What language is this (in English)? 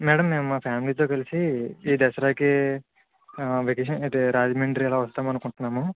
Telugu